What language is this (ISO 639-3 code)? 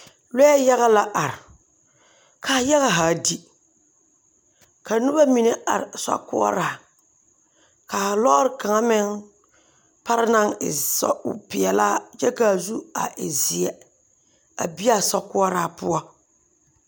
dga